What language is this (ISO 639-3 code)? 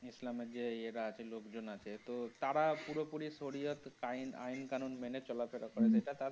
ben